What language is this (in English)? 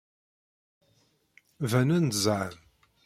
Kabyle